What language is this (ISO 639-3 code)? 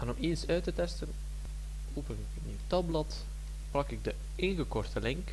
nld